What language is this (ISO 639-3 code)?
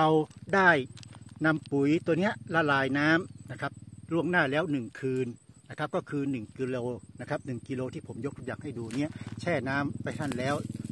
tha